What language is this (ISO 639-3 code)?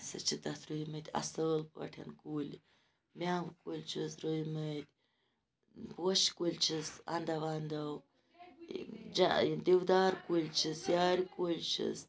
kas